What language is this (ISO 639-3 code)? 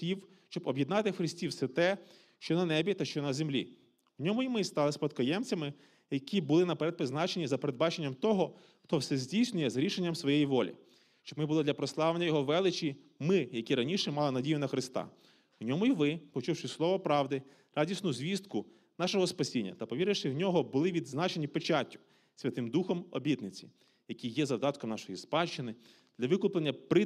ukr